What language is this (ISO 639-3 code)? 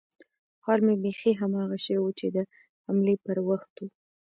pus